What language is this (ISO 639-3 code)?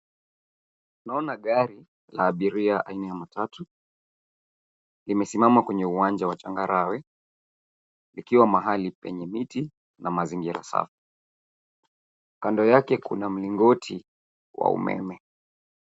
swa